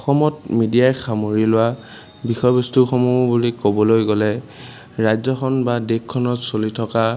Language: Assamese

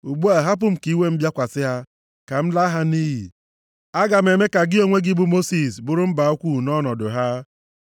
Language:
Igbo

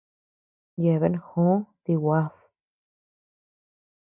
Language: Tepeuxila Cuicatec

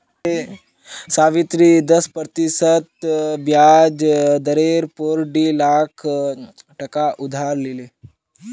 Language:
Magahi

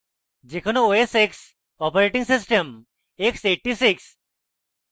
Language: Bangla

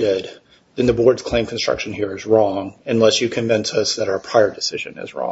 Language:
English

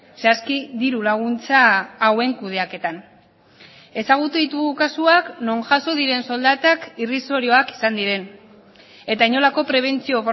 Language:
Basque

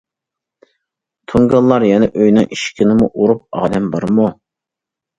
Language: Uyghur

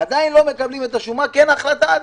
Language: Hebrew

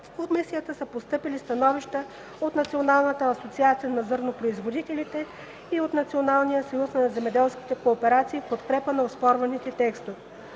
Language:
Bulgarian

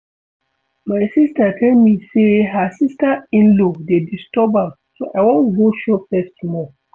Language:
Nigerian Pidgin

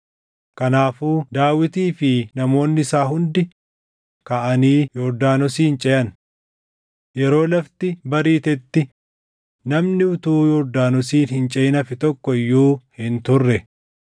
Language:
Oromo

